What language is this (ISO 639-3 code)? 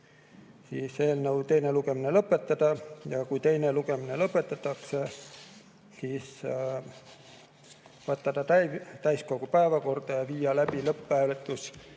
est